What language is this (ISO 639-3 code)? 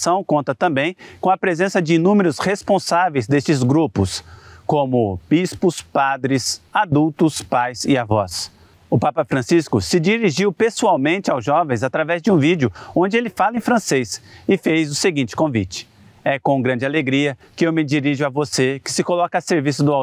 por